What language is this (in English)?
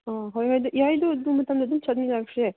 Manipuri